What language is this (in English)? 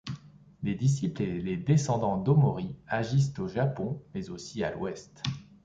French